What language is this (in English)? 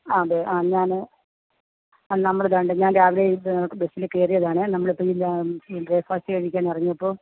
Malayalam